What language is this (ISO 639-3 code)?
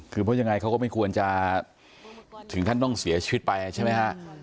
tha